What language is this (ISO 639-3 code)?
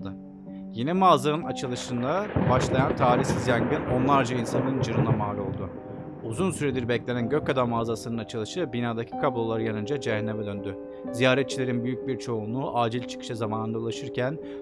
tur